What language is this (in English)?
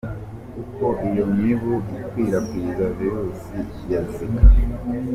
Kinyarwanda